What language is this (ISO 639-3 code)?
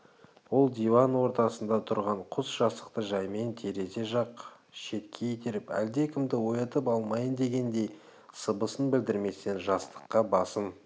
kaz